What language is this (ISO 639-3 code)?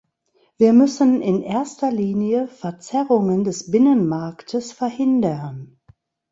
deu